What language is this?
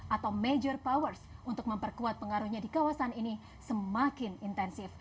Indonesian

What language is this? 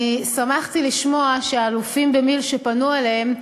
Hebrew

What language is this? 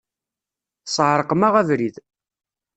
Kabyle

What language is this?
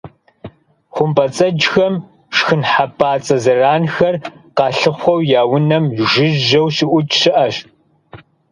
Kabardian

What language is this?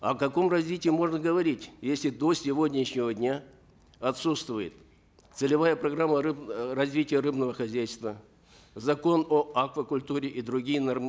Kazakh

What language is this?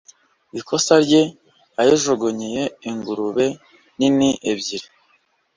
Kinyarwanda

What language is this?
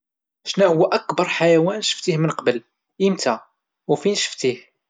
Moroccan Arabic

